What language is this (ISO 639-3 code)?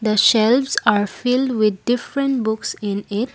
eng